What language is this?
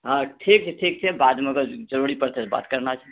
Maithili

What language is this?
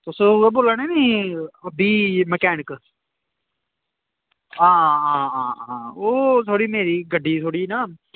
Dogri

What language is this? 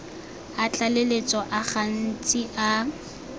Tswana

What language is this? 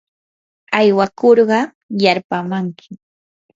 Yanahuanca Pasco Quechua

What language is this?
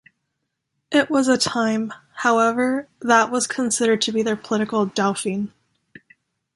English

